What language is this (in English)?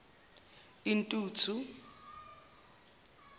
Zulu